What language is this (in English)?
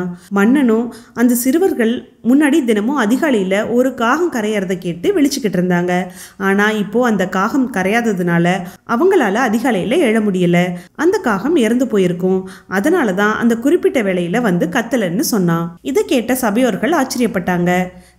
Tamil